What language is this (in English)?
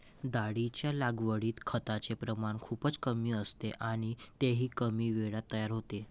Marathi